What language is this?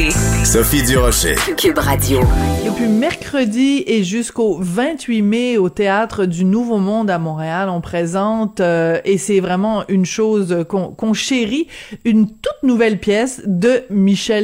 French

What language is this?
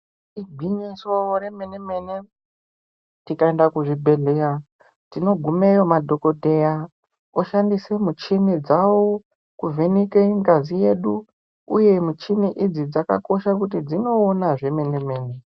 Ndau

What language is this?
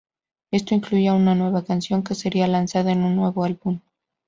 Spanish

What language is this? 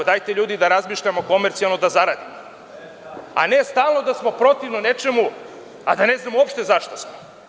Serbian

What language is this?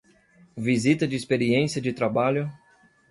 Portuguese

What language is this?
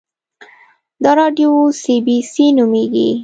Pashto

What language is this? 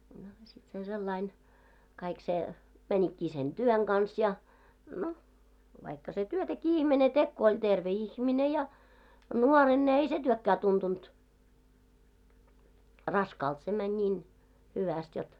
Finnish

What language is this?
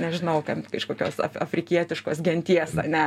Lithuanian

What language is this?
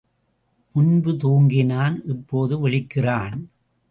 Tamil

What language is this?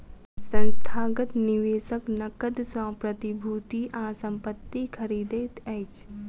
Maithili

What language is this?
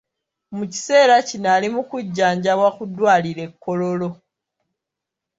Ganda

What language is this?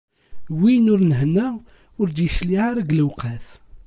Kabyle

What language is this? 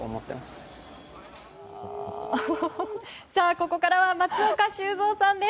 Japanese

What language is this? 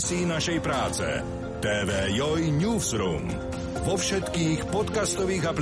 Slovak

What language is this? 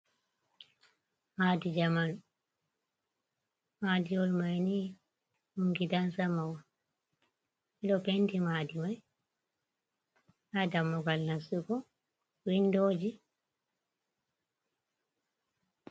Fula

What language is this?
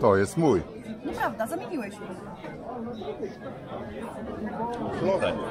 Polish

